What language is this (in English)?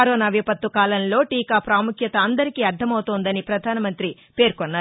Telugu